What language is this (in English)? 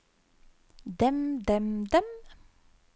Norwegian